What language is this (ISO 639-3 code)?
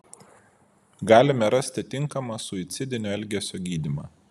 lit